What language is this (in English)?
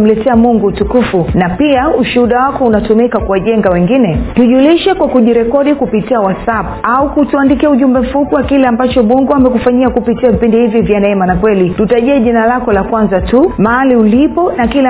Swahili